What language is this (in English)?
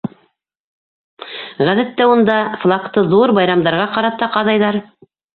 Bashkir